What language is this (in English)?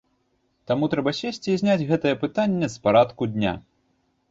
Belarusian